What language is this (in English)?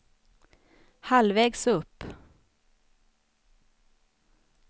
Swedish